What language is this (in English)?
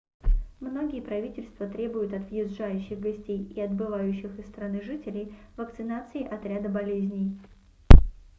Russian